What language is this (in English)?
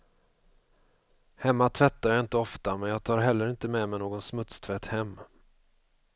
Swedish